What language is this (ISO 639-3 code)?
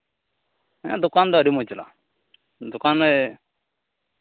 sat